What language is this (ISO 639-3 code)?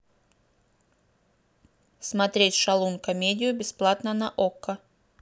rus